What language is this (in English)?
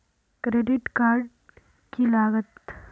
Magahi